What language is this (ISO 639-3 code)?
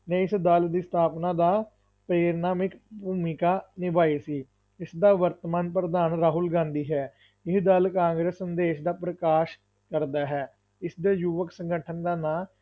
pan